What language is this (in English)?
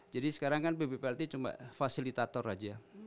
Indonesian